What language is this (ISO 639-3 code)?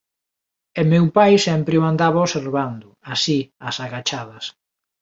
glg